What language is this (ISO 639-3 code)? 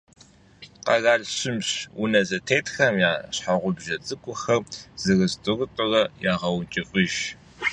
kbd